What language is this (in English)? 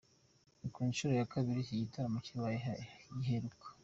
Kinyarwanda